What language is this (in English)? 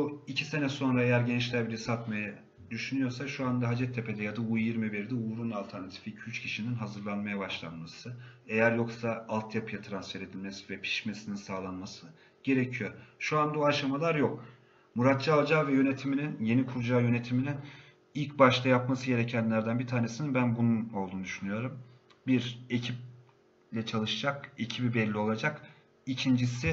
Turkish